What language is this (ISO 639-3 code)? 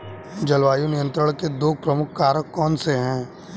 hin